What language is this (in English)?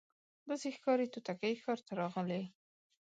Pashto